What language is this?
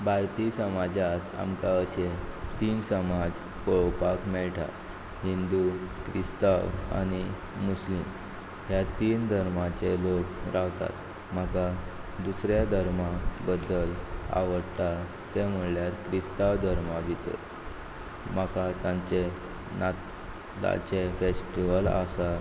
Konkani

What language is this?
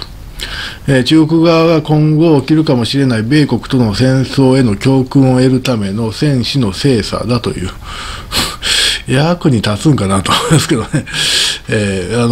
Japanese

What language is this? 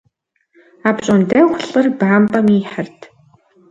Kabardian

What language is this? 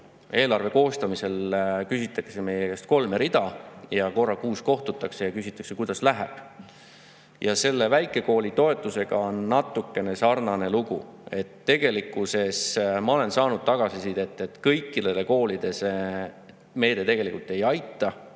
Estonian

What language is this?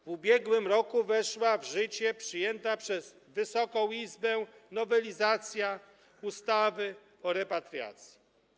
Polish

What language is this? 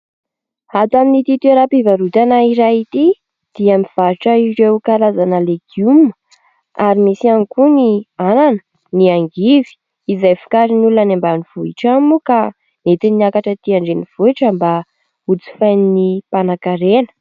Malagasy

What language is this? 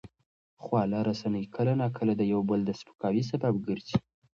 Pashto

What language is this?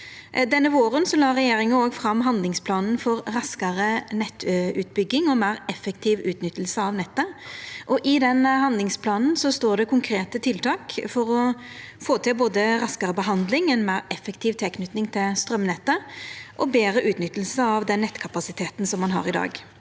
Norwegian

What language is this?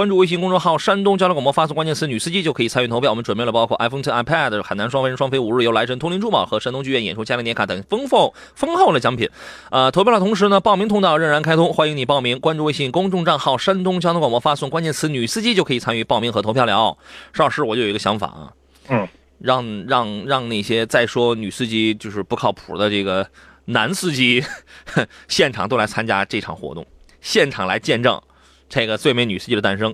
Chinese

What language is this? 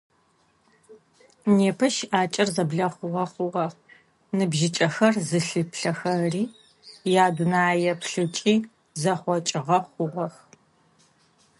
Adyghe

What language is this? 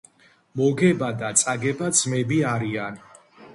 Georgian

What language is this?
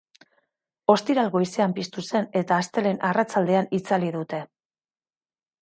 Basque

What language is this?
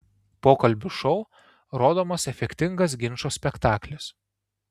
Lithuanian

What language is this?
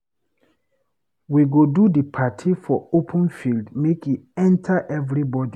Nigerian Pidgin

